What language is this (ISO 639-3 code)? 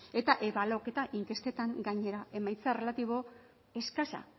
eus